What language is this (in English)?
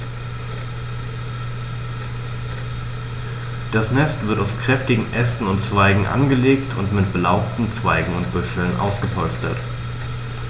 German